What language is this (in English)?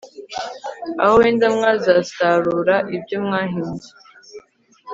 Kinyarwanda